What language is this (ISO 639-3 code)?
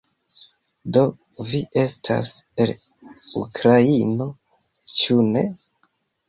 epo